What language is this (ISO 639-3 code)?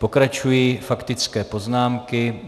ces